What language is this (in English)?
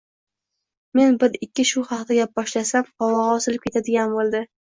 Uzbek